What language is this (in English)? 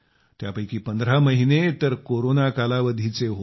Marathi